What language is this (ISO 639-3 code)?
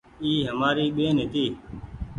gig